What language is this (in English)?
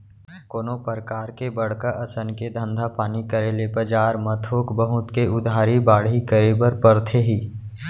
Chhattisgarhi